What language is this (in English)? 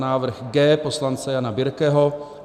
Czech